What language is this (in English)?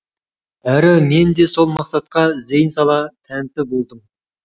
Kazakh